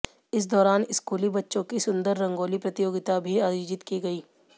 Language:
Hindi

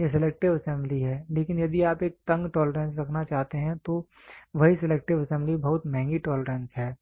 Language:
Hindi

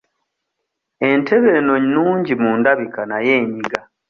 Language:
Ganda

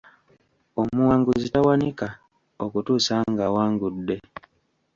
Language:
Ganda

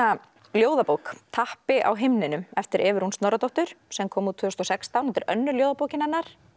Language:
Icelandic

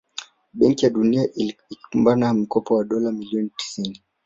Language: Swahili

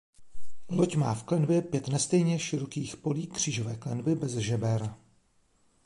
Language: Czech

